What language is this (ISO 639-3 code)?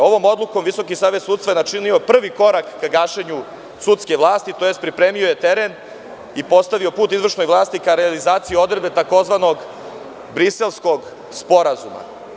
srp